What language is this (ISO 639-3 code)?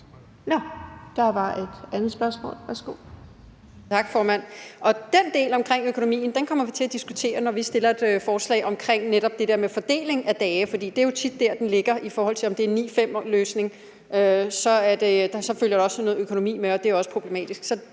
dan